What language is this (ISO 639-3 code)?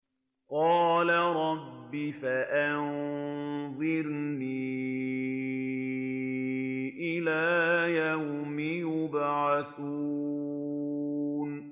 ara